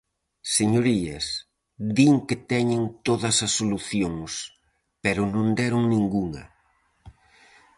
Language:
Galician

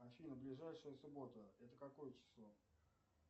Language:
Russian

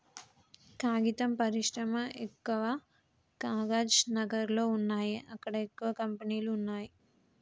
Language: Telugu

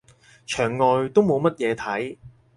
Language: Cantonese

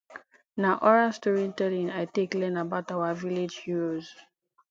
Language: Nigerian Pidgin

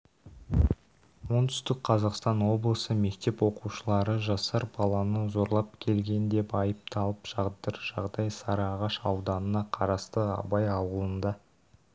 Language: Kazakh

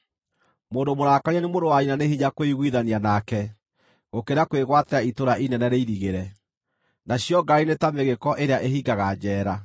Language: Kikuyu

